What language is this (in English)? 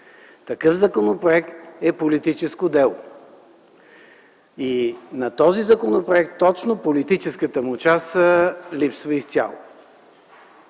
Bulgarian